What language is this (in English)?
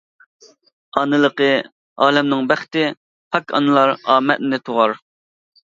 Uyghur